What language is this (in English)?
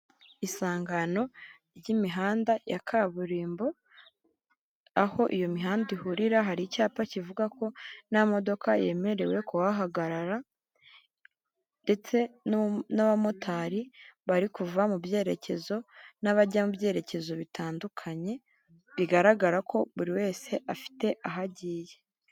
Kinyarwanda